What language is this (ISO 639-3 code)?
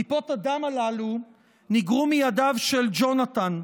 heb